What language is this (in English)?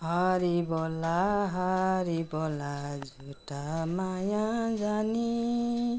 Nepali